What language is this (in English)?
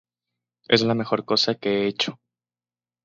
Spanish